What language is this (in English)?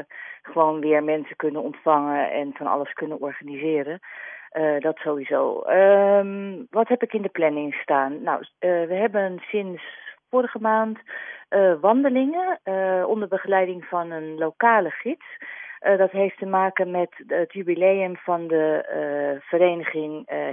Dutch